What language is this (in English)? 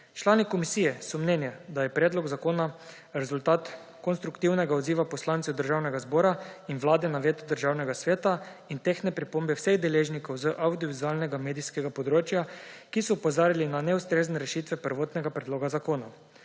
Slovenian